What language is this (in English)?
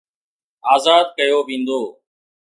Sindhi